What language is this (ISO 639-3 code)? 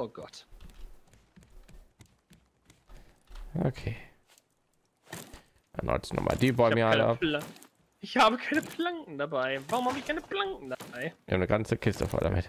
deu